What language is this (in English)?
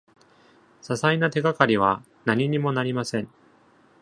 Japanese